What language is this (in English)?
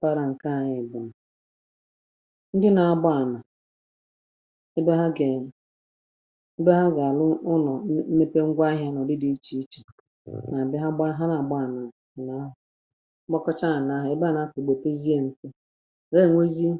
Igbo